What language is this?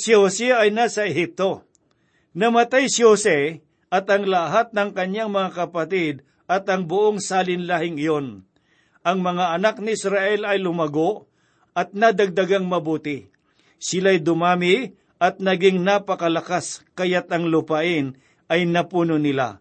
Filipino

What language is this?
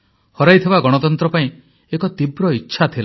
Odia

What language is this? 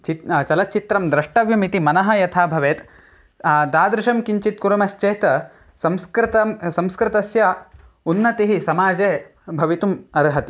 Sanskrit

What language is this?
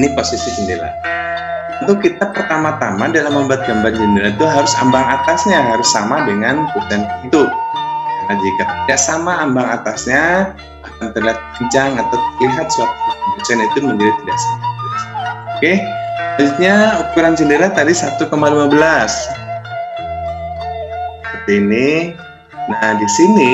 Indonesian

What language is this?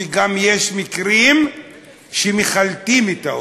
Hebrew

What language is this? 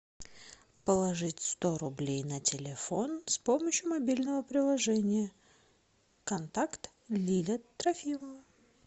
Russian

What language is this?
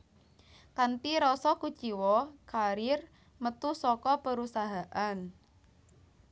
Javanese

